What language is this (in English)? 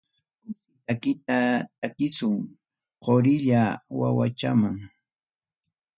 Ayacucho Quechua